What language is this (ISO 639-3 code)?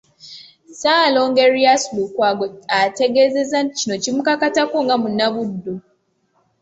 lug